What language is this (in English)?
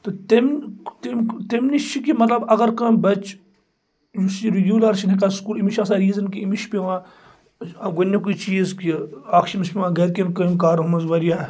Kashmiri